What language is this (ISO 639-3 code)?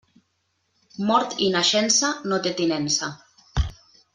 cat